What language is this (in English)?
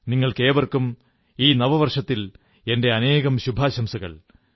Malayalam